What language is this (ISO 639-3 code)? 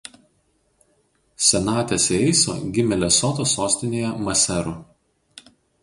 lit